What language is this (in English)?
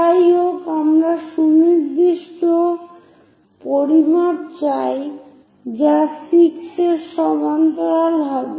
Bangla